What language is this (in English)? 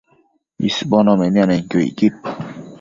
Matsés